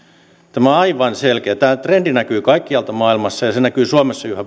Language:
Finnish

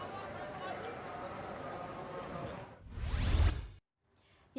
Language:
Indonesian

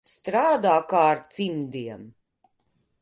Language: Latvian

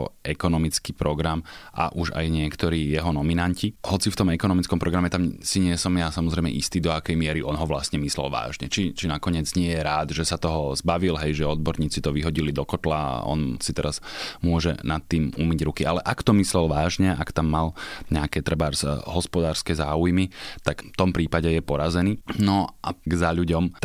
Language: Slovak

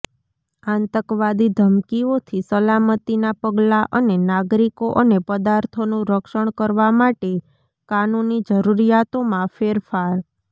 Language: Gujarati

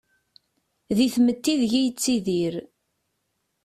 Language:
Kabyle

